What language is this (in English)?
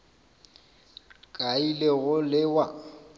Northern Sotho